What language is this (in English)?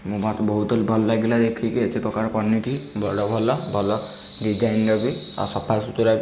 Odia